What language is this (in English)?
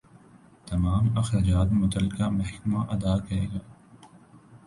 Urdu